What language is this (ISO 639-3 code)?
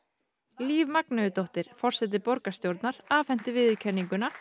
isl